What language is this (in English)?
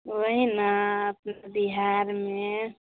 Maithili